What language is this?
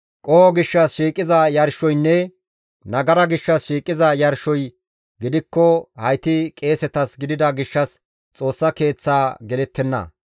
Gamo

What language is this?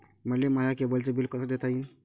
Marathi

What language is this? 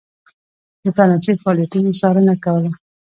Pashto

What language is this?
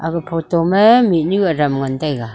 Wancho Naga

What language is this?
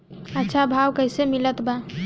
Bhojpuri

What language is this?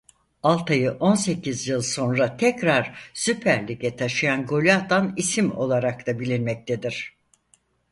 Turkish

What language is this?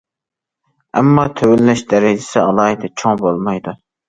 Uyghur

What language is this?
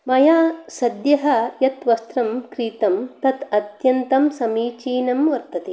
Sanskrit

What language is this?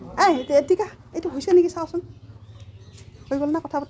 Assamese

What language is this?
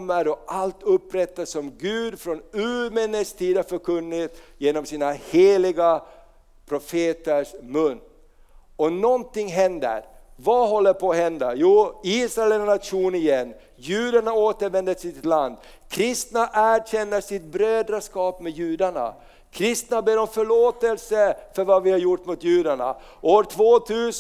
Swedish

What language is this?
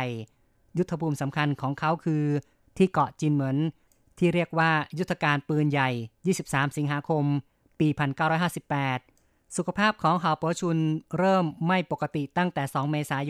Thai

